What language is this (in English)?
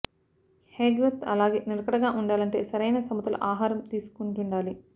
Telugu